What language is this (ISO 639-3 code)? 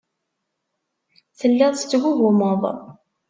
kab